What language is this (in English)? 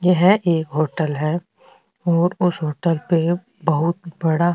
Rajasthani